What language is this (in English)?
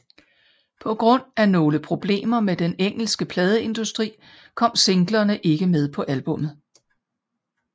Danish